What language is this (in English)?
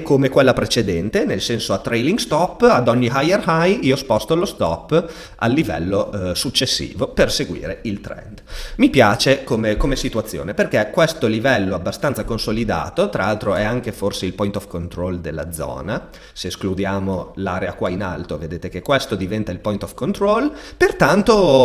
Italian